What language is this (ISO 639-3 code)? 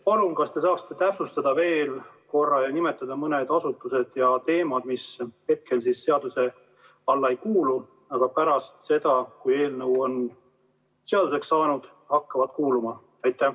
est